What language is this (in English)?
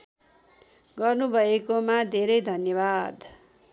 Nepali